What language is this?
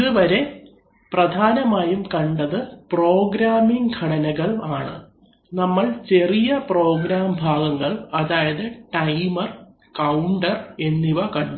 Malayalam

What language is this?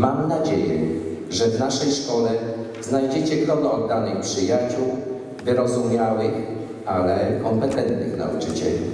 Polish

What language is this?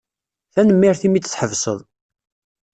Kabyle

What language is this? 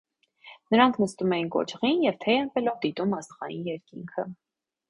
Armenian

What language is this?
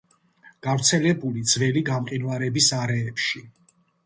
Georgian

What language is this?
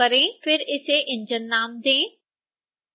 Hindi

